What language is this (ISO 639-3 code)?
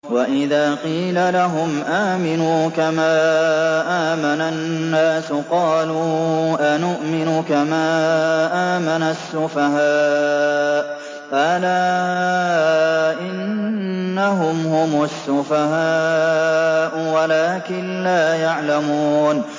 ara